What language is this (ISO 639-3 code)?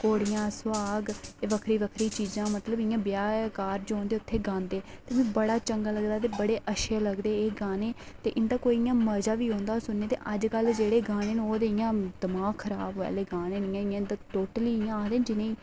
doi